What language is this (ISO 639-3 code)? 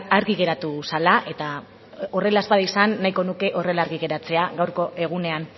eus